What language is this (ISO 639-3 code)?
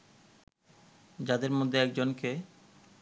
ben